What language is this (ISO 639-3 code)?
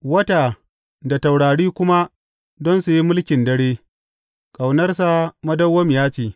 hau